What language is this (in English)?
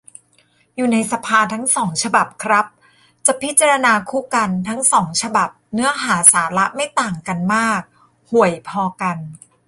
Thai